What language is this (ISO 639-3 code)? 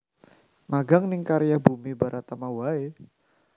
jav